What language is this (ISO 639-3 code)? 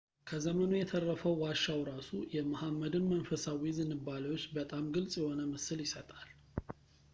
amh